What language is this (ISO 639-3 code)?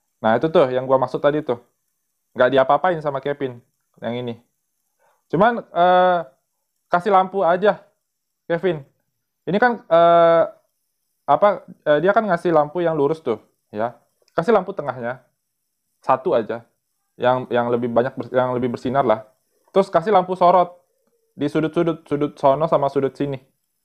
ind